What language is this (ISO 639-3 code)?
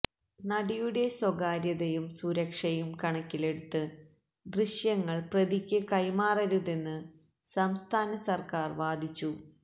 mal